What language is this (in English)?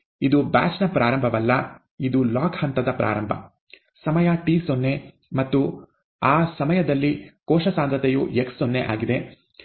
Kannada